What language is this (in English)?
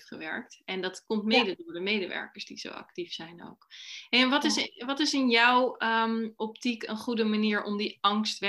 Dutch